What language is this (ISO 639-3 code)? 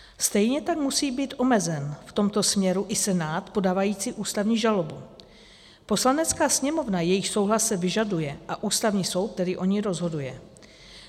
ces